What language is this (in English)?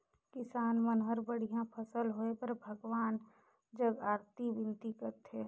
Chhattisgarhi